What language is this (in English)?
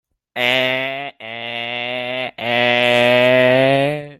Hakha Chin